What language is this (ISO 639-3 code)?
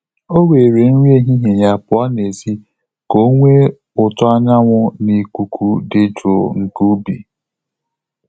ibo